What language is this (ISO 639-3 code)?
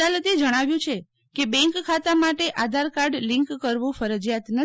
guj